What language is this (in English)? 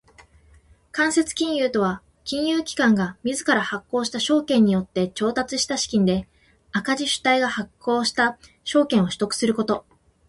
Japanese